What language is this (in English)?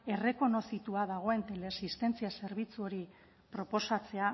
Basque